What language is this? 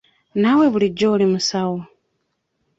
Ganda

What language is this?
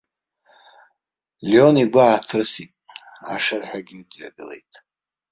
Abkhazian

